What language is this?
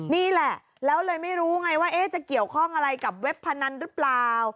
Thai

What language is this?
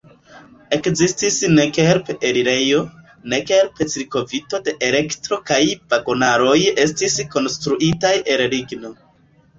Esperanto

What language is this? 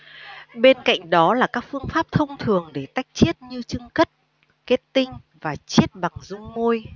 Vietnamese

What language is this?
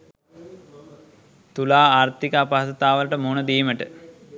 Sinhala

